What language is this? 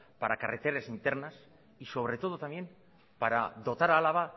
Spanish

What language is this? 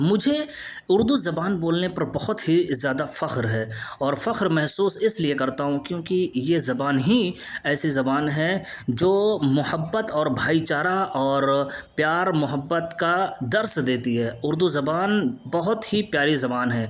Urdu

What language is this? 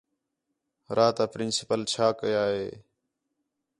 Khetrani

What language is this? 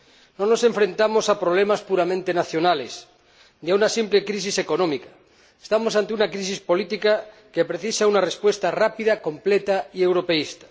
Spanish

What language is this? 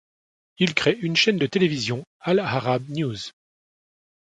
French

